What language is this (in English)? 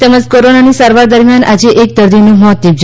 Gujarati